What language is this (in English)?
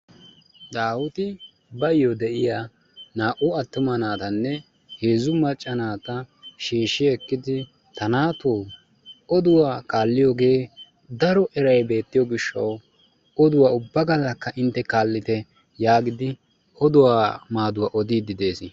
Wolaytta